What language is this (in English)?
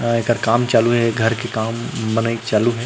Chhattisgarhi